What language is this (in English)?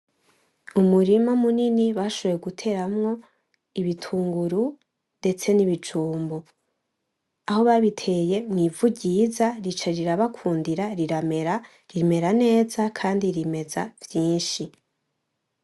Rundi